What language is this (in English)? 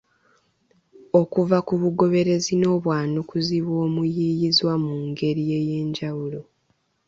Ganda